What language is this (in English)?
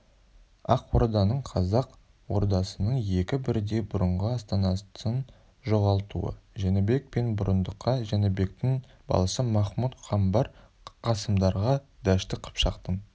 Kazakh